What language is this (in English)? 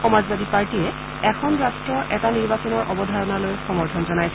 Assamese